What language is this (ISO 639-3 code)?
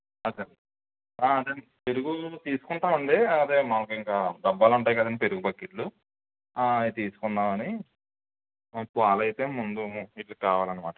tel